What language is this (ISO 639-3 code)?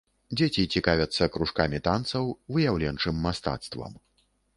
bel